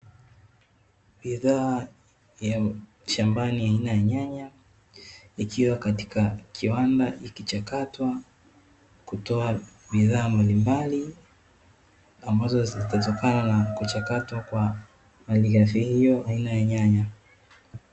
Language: Swahili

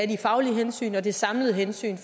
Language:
Danish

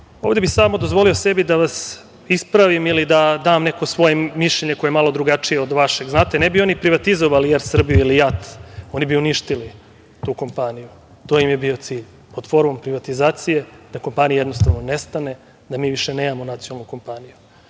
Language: Serbian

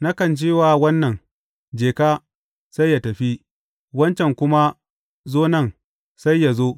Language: Hausa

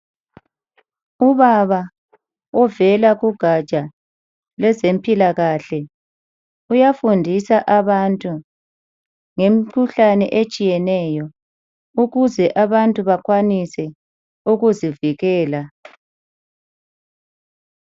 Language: North Ndebele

